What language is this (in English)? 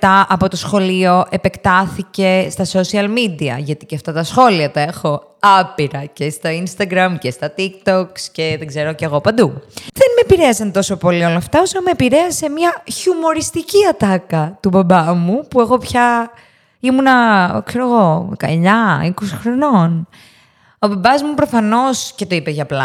Greek